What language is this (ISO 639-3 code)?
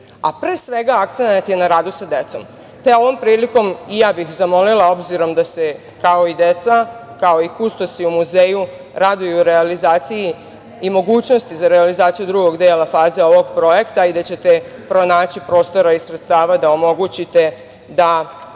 srp